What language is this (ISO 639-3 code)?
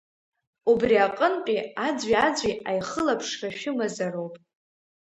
abk